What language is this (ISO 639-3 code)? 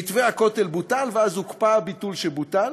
heb